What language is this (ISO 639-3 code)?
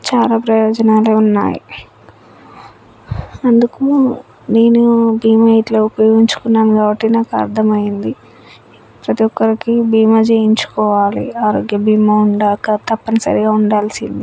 tel